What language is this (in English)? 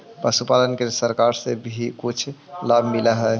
Magahi